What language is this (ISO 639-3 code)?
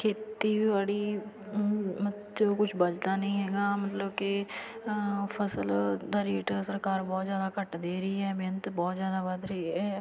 pan